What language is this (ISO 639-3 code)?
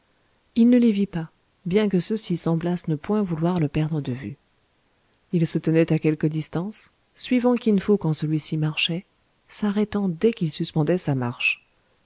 fra